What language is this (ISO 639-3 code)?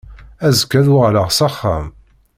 kab